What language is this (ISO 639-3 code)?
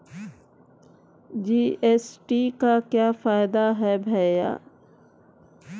hin